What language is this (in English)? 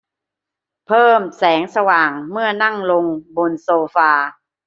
Thai